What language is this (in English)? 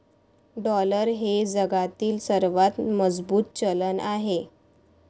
Marathi